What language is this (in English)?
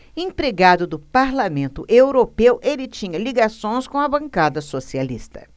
Portuguese